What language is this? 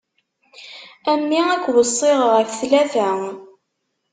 Kabyle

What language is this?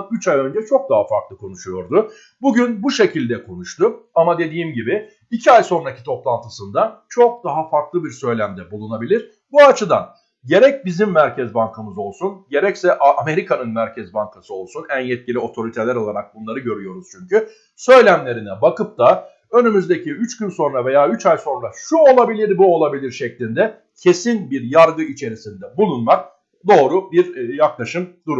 Turkish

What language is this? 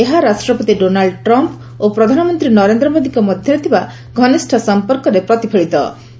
Odia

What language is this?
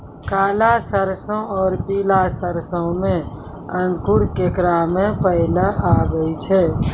Maithili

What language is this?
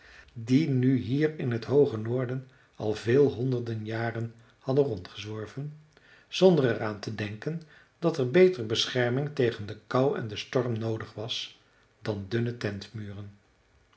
Dutch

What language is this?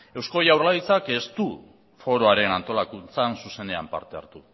Basque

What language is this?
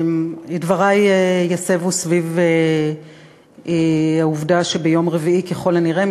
Hebrew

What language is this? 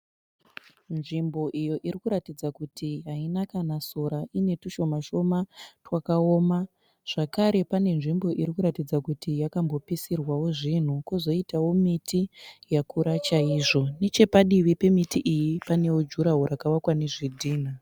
Shona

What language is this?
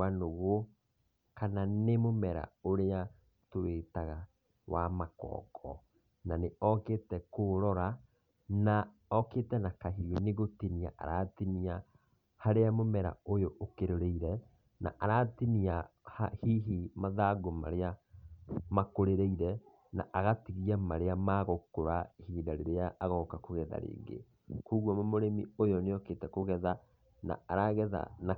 Kikuyu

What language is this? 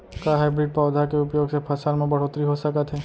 Chhattisgarhi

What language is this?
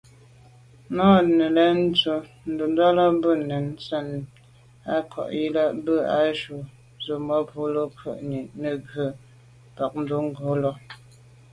Medumba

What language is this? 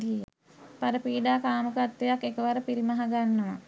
Sinhala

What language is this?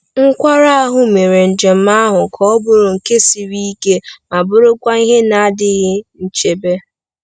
Igbo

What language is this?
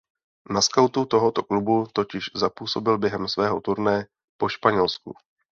Czech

